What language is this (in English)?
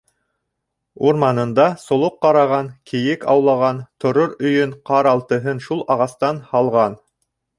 Bashkir